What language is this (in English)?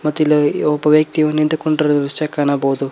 Kannada